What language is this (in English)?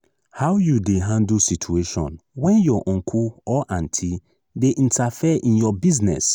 Nigerian Pidgin